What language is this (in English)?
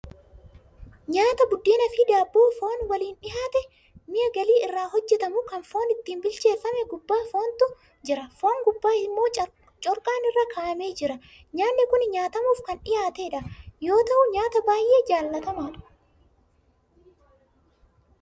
Oromo